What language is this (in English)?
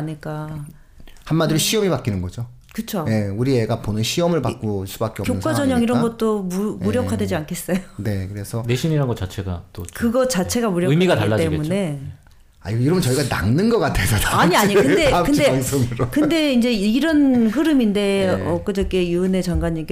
Korean